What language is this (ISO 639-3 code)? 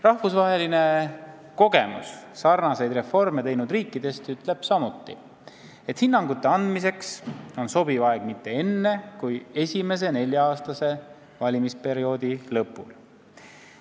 est